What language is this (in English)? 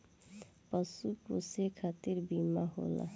Bhojpuri